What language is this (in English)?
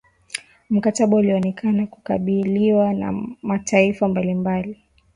Swahili